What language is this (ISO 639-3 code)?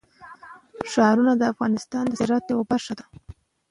pus